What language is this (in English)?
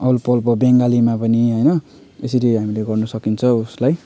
Nepali